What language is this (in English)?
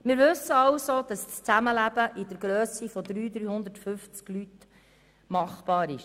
Swiss German